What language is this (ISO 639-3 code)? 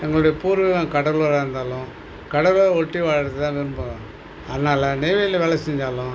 tam